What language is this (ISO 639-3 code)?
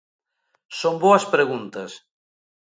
glg